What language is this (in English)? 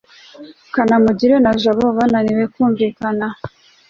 Kinyarwanda